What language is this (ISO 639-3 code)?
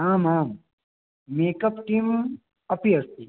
san